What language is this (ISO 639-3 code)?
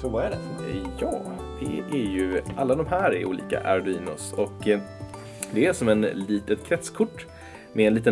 swe